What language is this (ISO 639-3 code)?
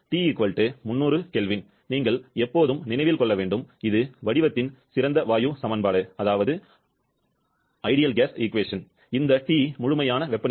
tam